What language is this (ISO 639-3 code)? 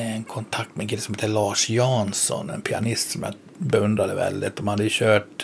swe